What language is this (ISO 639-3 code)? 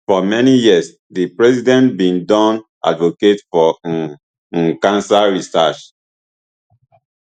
pcm